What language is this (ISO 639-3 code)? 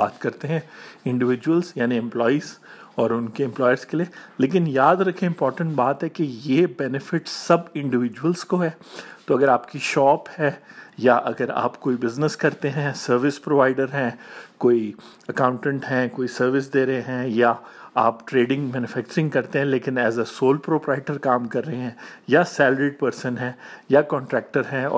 urd